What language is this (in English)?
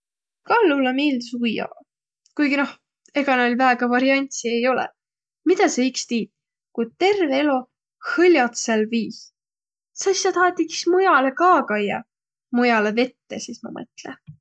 Võro